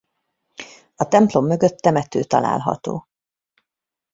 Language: Hungarian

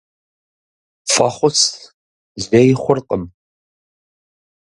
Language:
Kabardian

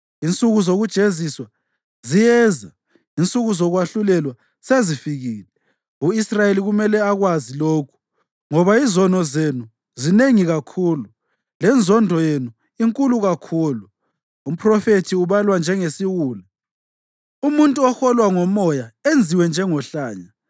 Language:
North Ndebele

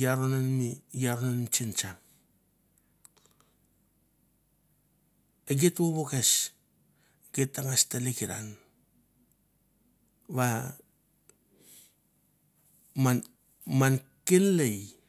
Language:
Mandara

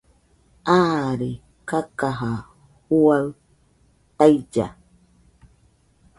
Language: Nüpode Huitoto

